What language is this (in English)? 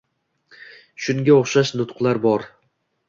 Uzbek